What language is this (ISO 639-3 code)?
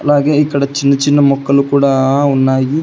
tel